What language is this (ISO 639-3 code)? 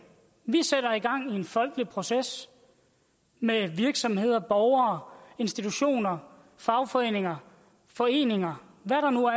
dan